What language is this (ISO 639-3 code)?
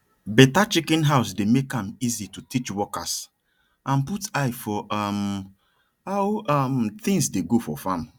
pcm